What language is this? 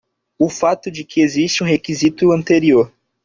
Portuguese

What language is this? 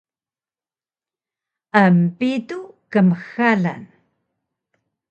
Taroko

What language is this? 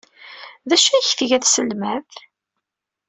Kabyle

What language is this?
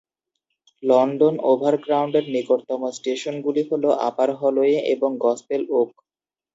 Bangla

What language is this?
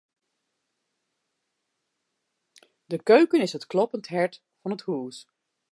Western Frisian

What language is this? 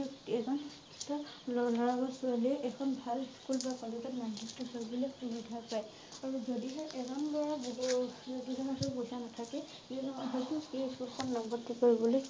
Assamese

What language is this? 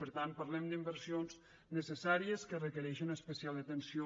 Catalan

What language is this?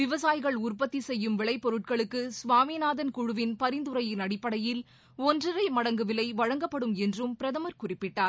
Tamil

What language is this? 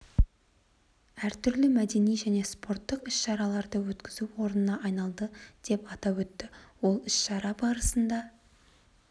Kazakh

